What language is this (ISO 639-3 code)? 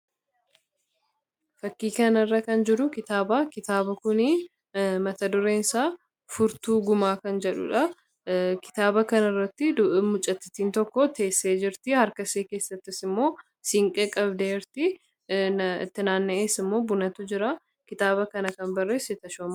orm